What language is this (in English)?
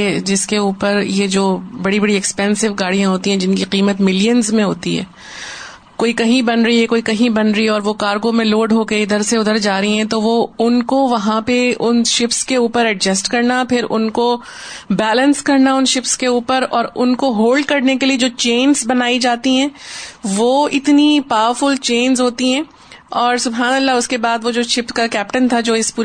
Urdu